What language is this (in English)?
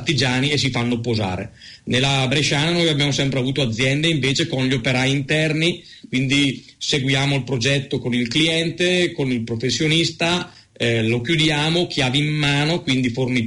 Italian